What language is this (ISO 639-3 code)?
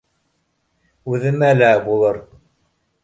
bak